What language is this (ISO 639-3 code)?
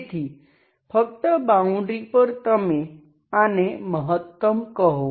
guj